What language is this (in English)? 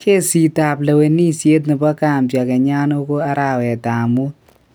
Kalenjin